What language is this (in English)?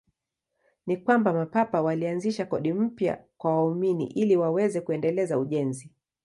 Swahili